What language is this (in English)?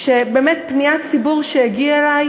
Hebrew